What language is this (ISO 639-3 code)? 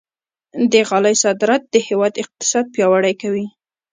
pus